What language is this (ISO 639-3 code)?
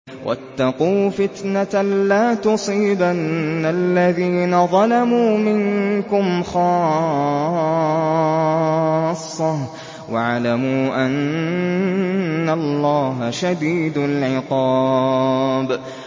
ara